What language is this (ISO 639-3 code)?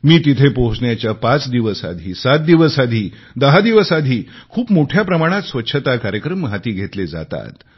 mar